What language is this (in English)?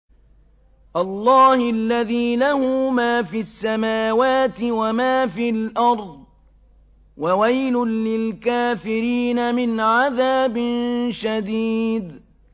Arabic